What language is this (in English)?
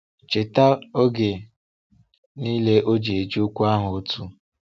Igbo